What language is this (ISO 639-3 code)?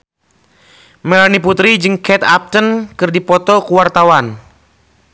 sun